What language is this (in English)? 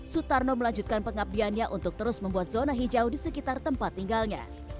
Indonesian